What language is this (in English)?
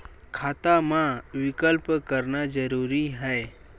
Chhattisgarhi